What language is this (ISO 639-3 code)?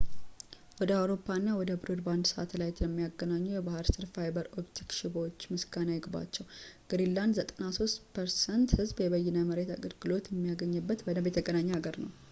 amh